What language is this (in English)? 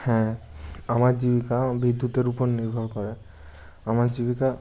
Bangla